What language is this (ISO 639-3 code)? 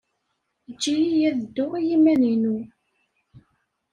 kab